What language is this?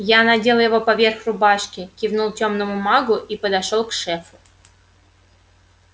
Russian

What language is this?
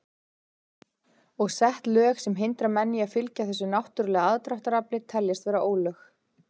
Icelandic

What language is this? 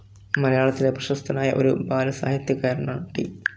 Malayalam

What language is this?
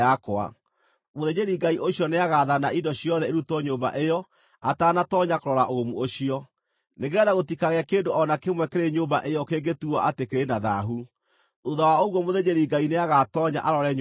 Kikuyu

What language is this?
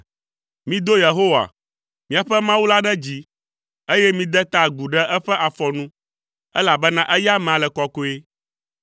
Ewe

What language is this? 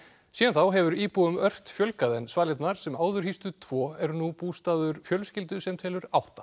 Icelandic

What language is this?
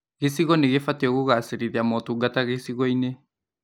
Kikuyu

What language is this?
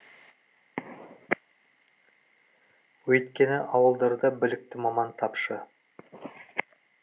Kazakh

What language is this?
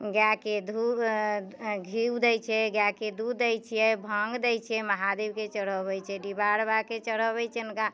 Maithili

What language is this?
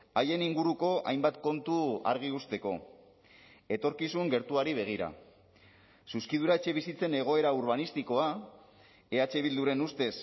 Basque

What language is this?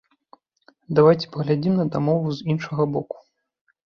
Belarusian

